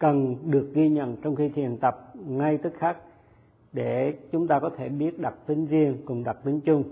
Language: Vietnamese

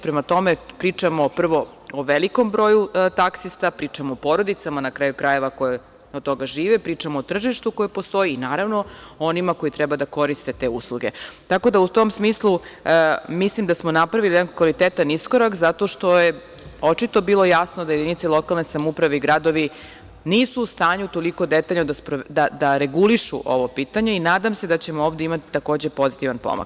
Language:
Serbian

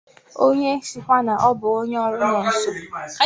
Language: Igbo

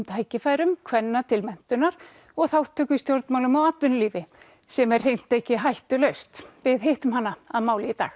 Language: Icelandic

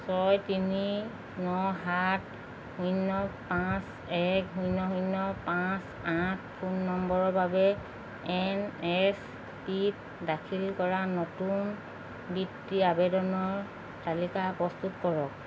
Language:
Assamese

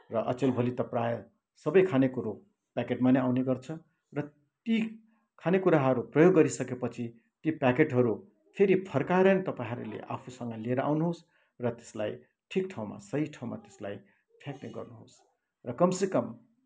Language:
Nepali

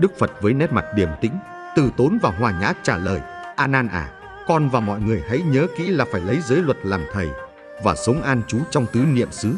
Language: Vietnamese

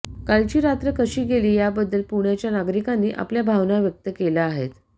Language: Marathi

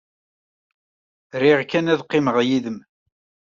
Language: Kabyle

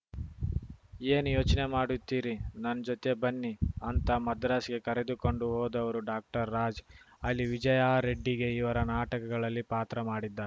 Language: Kannada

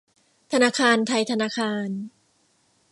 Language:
Thai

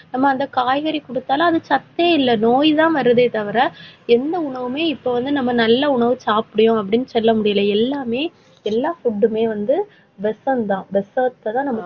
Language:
Tamil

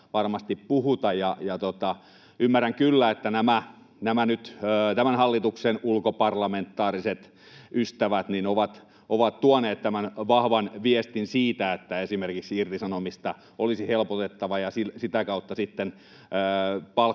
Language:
Finnish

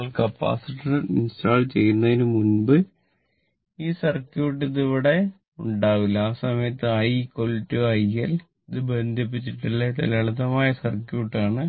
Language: Malayalam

